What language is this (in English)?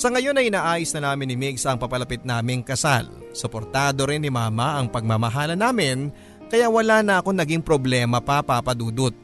Filipino